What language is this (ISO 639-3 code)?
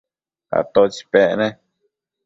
mcf